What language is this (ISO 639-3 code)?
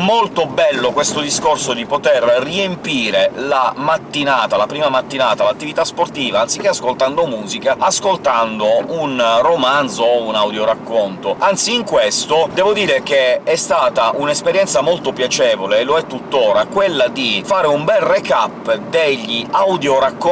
ita